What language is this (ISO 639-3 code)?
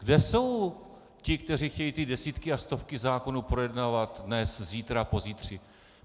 ces